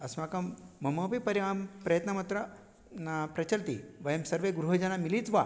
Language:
Sanskrit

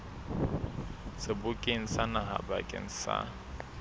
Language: Southern Sotho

